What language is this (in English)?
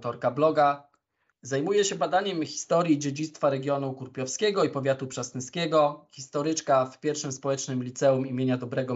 Polish